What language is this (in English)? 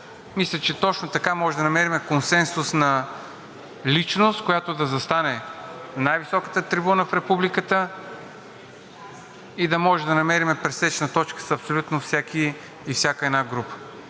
Bulgarian